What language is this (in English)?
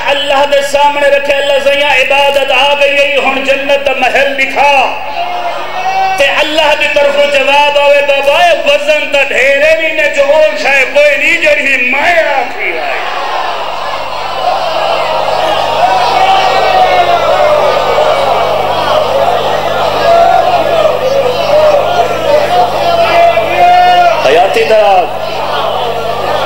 Arabic